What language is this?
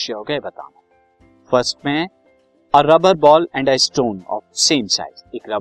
Hindi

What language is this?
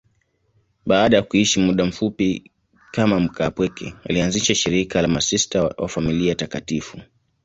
Swahili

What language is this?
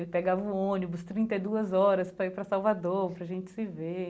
Portuguese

